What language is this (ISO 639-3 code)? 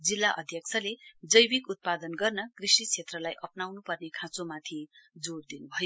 nep